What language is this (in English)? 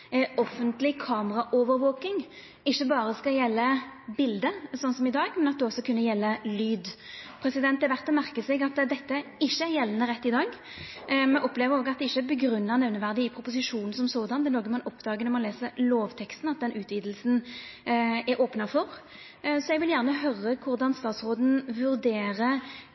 Norwegian Nynorsk